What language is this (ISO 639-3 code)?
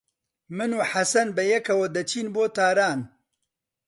ckb